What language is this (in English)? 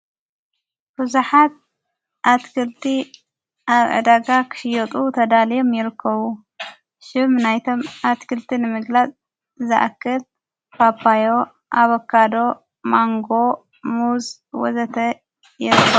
Tigrinya